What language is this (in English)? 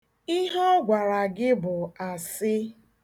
Igbo